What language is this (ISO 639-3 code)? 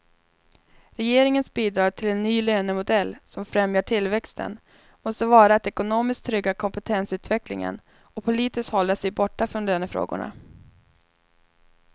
swe